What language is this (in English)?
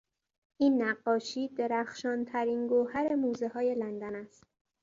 Persian